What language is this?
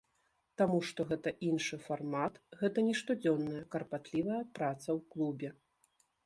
Belarusian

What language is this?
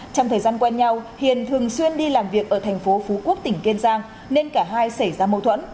Vietnamese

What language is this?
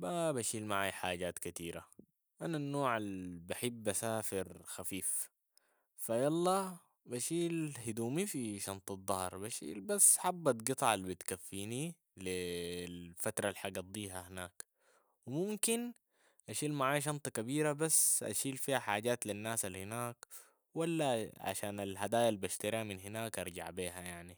Sudanese Arabic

